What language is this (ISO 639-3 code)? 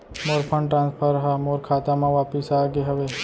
hne